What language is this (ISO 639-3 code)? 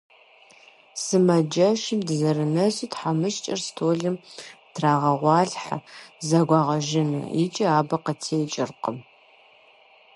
kbd